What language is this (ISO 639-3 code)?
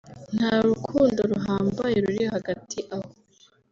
kin